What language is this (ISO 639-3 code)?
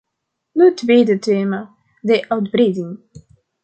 nld